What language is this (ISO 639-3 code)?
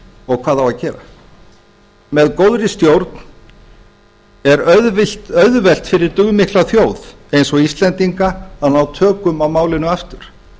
isl